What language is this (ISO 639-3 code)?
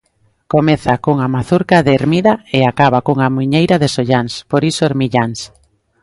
glg